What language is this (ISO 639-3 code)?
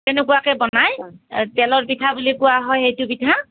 asm